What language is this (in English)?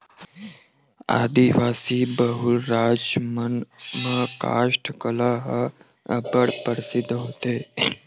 Chhattisgarhi